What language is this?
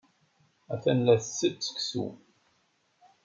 Kabyle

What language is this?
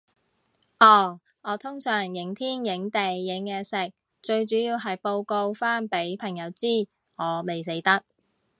Cantonese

